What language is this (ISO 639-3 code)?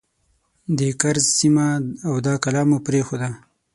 pus